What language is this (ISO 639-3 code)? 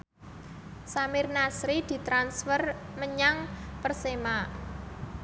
jav